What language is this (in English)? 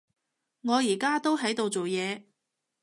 Cantonese